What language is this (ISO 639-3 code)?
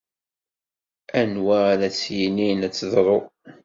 kab